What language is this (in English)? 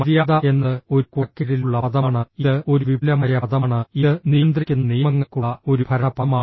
Malayalam